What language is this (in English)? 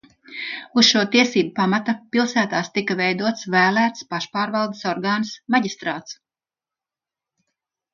Latvian